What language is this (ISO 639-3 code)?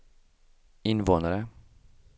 swe